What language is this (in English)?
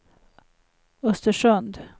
Swedish